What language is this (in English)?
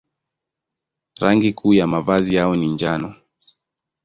Swahili